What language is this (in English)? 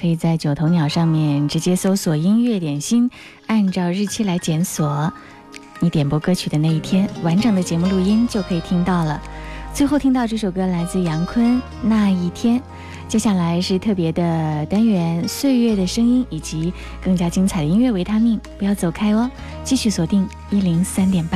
Chinese